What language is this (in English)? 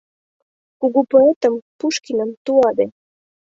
Mari